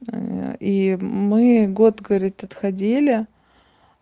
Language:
Russian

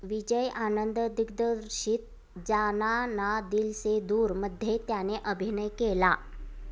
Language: Marathi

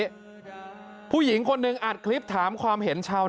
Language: Thai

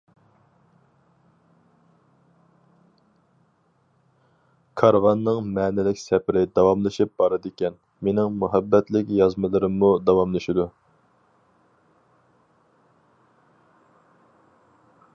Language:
Uyghur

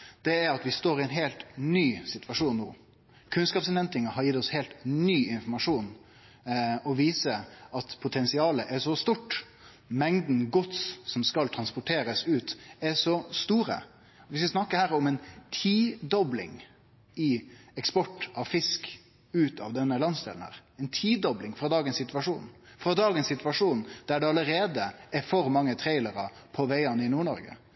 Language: Norwegian Nynorsk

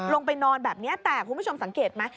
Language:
Thai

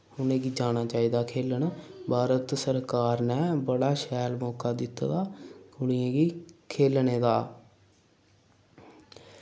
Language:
Dogri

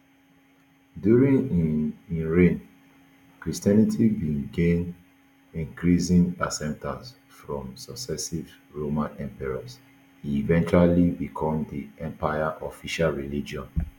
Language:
Nigerian Pidgin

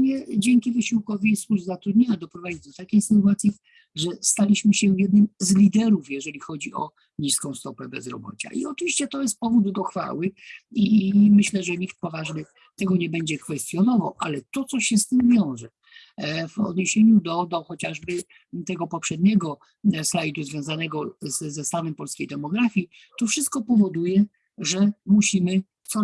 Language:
Polish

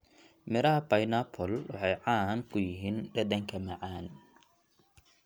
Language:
Somali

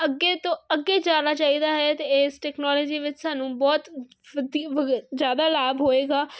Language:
Punjabi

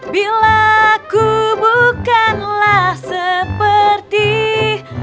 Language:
Indonesian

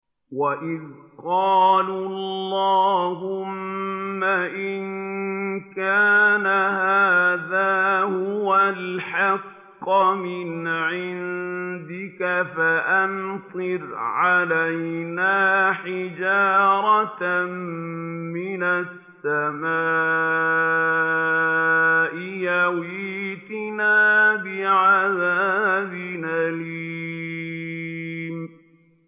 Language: Arabic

